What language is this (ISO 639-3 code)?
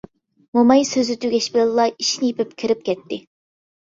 uig